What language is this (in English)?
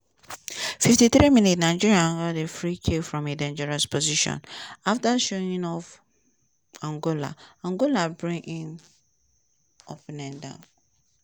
Nigerian Pidgin